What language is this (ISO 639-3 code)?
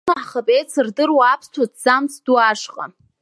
abk